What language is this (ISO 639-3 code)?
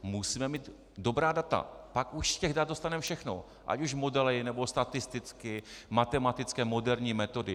ces